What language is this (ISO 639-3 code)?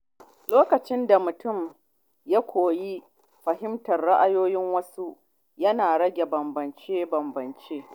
hau